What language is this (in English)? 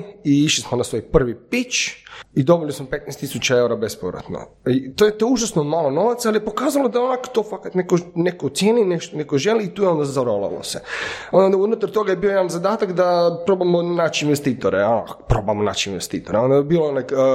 Croatian